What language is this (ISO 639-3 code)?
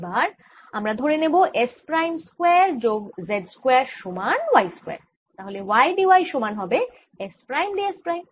ben